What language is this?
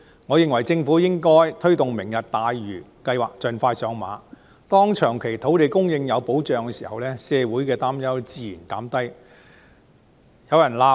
Cantonese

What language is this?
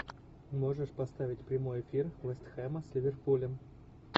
Russian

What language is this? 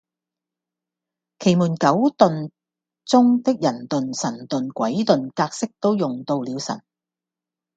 Cantonese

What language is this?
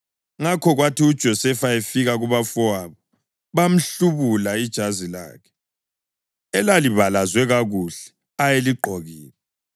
North Ndebele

